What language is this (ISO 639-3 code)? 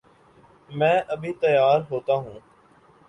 urd